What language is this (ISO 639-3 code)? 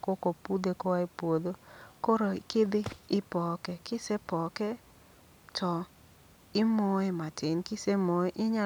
luo